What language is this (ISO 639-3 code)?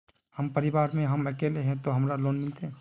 mag